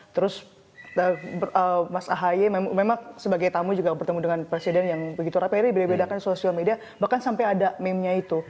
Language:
Indonesian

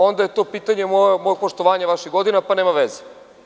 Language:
Serbian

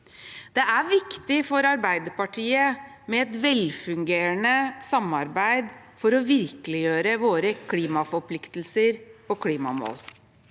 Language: Norwegian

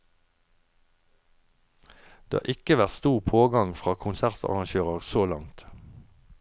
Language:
Norwegian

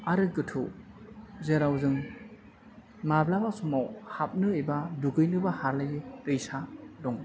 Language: Bodo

